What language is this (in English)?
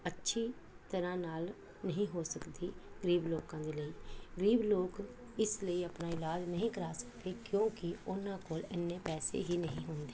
Punjabi